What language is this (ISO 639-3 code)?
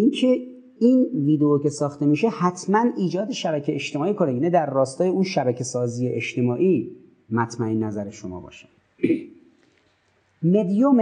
fas